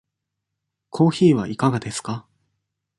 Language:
Japanese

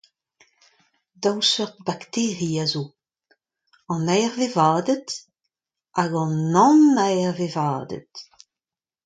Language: Breton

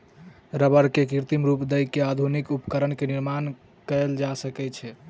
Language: Maithili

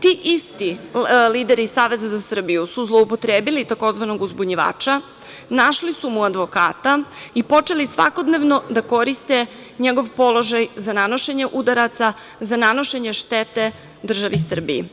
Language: Serbian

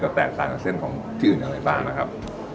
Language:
Thai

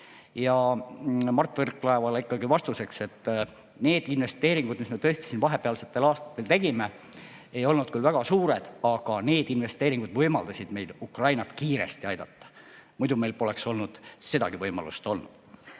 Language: Estonian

